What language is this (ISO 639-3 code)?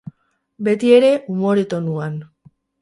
eus